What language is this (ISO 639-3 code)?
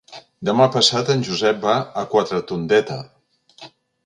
cat